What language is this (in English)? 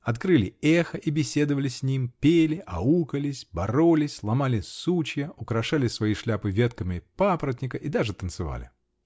Russian